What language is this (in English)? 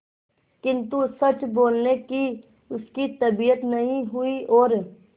Hindi